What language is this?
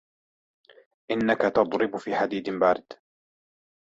Arabic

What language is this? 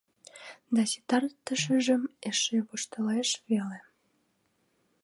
Mari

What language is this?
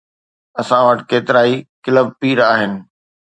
Sindhi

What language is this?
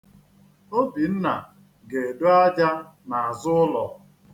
Igbo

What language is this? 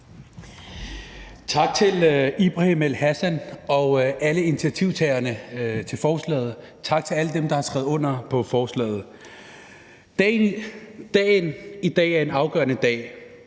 Danish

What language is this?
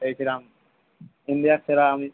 Bangla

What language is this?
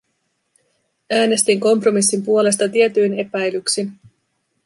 Finnish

